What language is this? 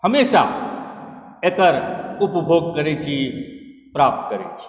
Maithili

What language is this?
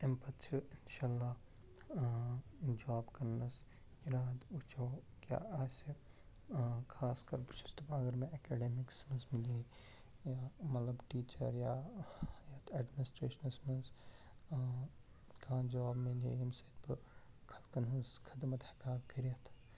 Kashmiri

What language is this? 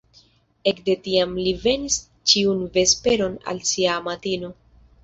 Esperanto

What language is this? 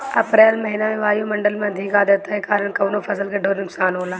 Bhojpuri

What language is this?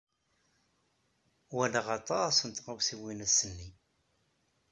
Kabyle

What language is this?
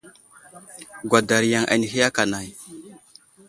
Wuzlam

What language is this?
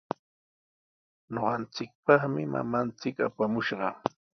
Sihuas Ancash Quechua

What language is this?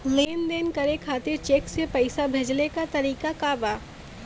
Bhojpuri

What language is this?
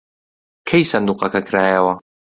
Central Kurdish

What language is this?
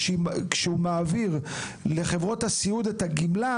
Hebrew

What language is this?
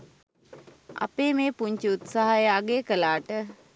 Sinhala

